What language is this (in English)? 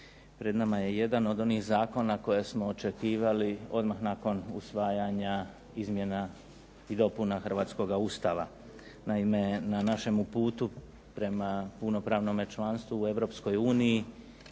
Croatian